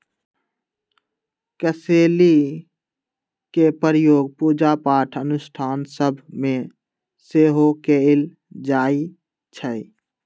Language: Magahi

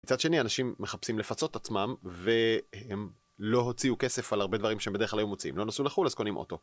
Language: Hebrew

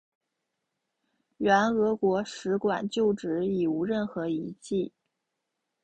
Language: Chinese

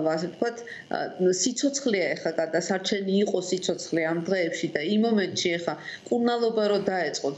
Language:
Romanian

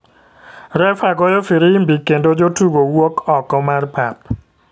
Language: Luo (Kenya and Tanzania)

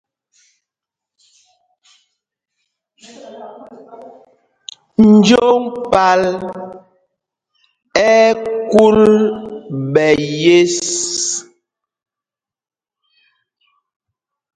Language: Mpumpong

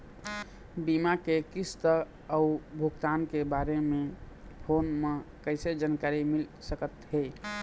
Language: Chhattisgarhi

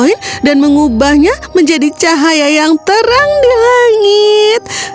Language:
Indonesian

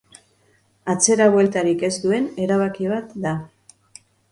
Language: Basque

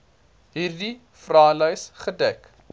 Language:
Afrikaans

